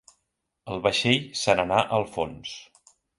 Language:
Catalan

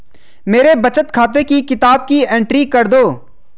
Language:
Hindi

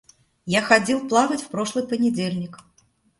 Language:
Russian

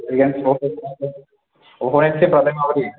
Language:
Bodo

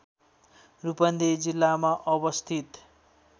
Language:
Nepali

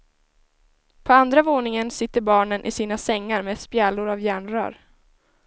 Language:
Swedish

